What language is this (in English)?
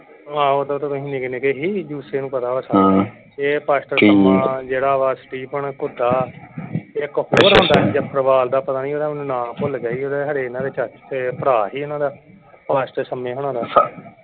Punjabi